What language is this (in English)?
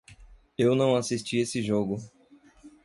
Portuguese